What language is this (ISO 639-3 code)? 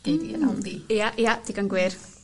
cym